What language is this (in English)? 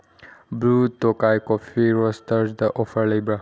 Manipuri